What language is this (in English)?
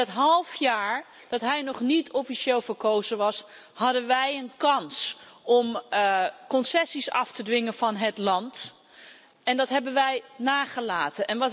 Dutch